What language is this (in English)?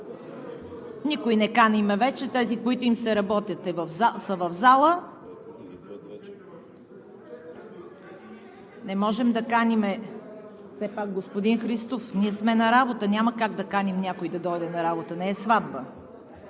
Bulgarian